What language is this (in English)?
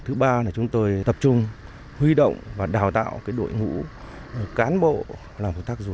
Vietnamese